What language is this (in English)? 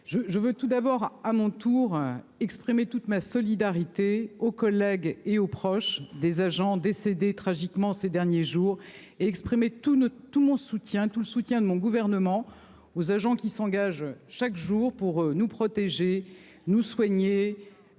French